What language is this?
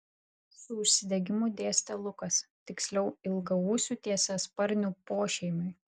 Lithuanian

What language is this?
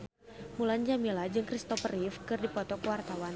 Sundanese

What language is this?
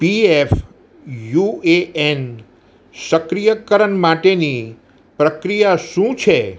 Gujarati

